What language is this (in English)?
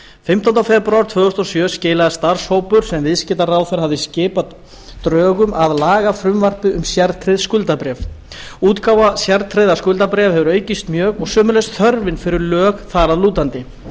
Icelandic